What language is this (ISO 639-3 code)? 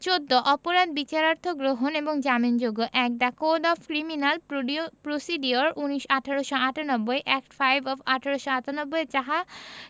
ben